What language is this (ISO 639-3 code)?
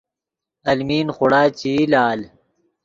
ydg